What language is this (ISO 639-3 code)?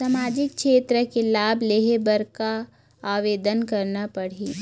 hne